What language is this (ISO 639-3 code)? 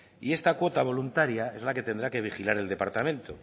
spa